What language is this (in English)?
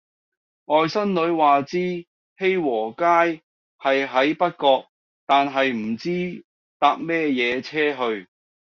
Cantonese